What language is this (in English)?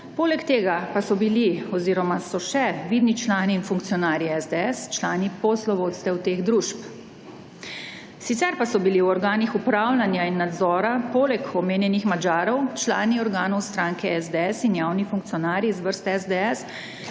Slovenian